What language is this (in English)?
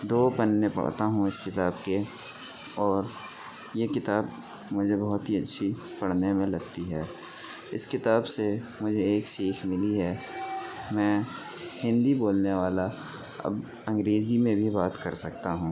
Urdu